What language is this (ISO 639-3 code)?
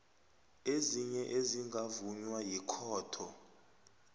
nbl